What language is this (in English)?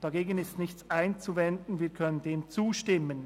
Swiss German